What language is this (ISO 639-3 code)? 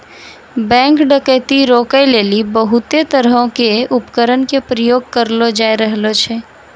mai